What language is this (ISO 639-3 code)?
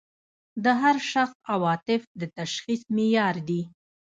pus